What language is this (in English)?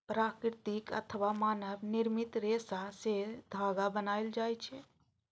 Maithili